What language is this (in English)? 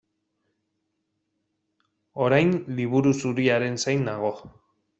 Basque